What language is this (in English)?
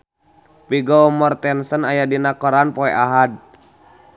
Sundanese